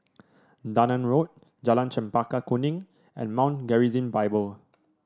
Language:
English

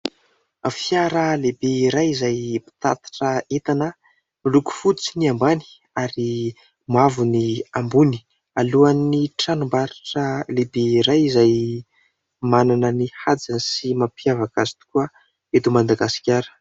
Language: Malagasy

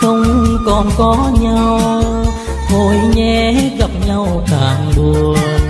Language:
Vietnamese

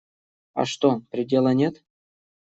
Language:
Russian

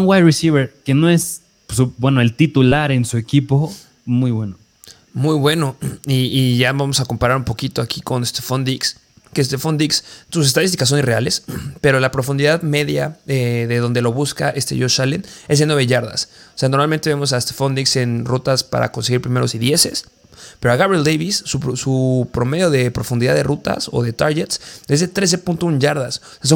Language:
Spanish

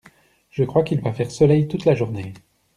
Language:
French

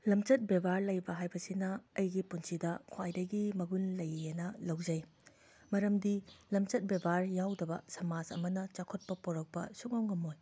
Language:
Manipuri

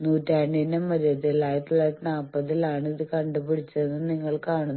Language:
Malayalam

